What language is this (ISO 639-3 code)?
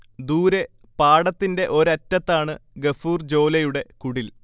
mal